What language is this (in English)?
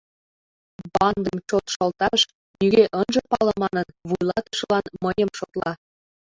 Mari